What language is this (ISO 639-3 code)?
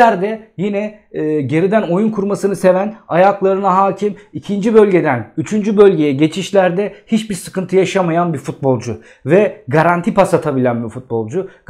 tur